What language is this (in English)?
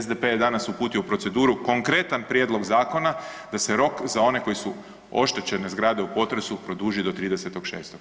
Croatian